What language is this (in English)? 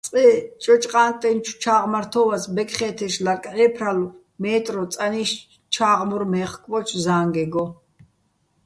Bats